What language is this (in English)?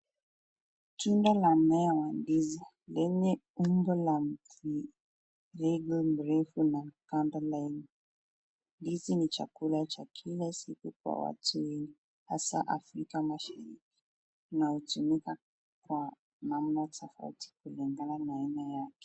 Swahili